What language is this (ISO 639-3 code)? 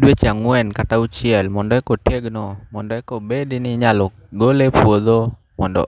luo